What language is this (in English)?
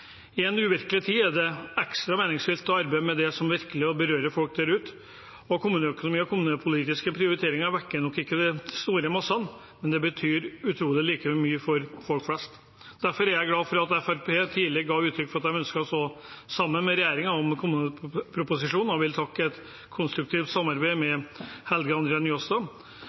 Norwegian Bokmål